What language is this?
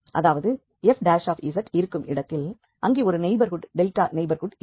Tamil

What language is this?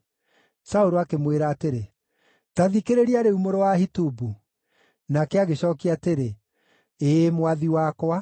Kikuyu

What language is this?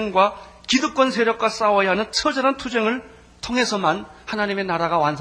Korean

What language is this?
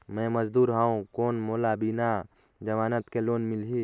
Chhattisgarhi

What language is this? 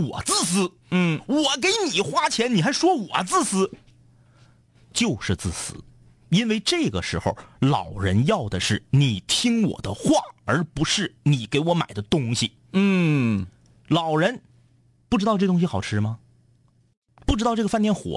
Chinese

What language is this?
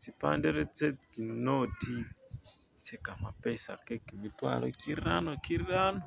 Masaaba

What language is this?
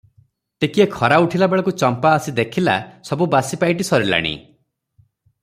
Odia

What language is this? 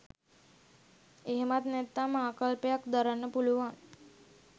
Sinhala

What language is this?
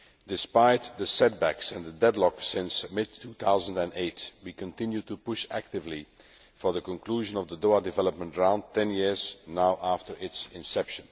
English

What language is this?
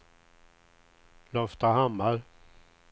Swedish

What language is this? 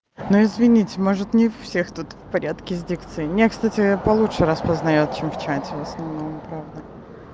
Russian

